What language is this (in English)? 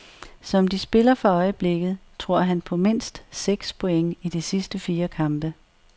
Danish